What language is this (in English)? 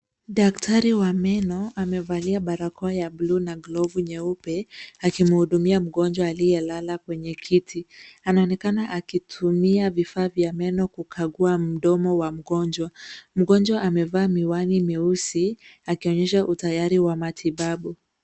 Swahili